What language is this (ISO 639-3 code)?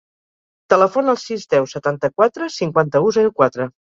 cat